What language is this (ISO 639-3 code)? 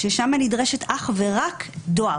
heb